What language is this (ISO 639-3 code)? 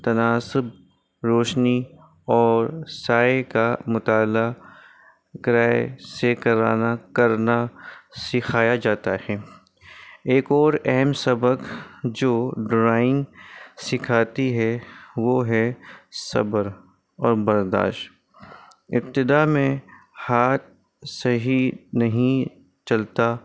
urd